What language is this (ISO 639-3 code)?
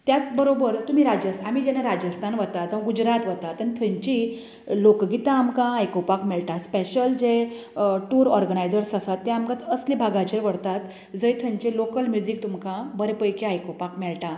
kok